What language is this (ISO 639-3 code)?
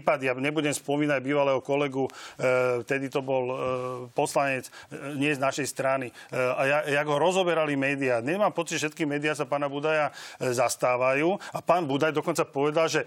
slk